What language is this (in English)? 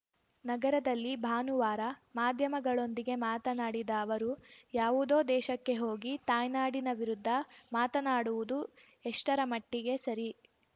Kannada